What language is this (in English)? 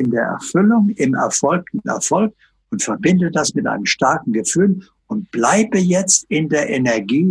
German